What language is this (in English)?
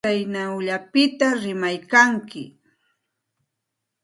Santa Ana de Tusi Pasco Quechua